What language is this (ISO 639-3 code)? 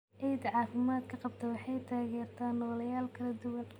som